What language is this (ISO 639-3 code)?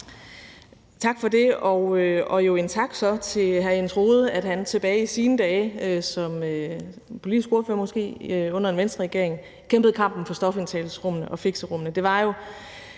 dan